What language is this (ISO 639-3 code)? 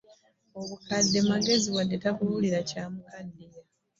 lug